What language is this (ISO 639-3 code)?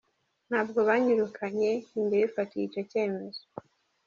kin